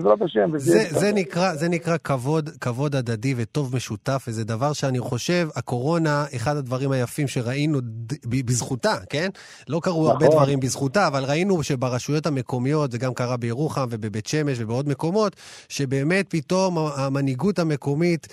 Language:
Hebrew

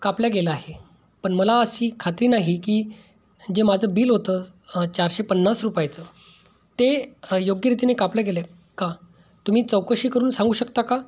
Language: Marathi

